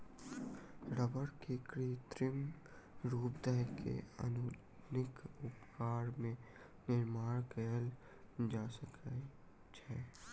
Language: Maithili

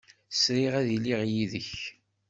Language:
Kabyle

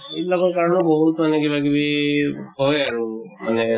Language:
Assamese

